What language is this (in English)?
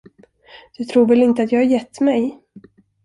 Swedish